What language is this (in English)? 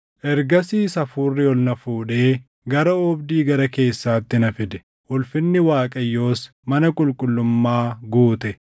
Oromo